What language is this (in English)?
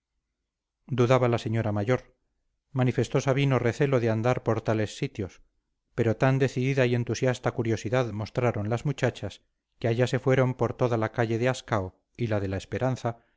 Spanish